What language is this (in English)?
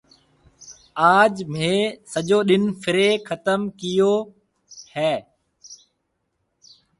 Marwari (Pakistan)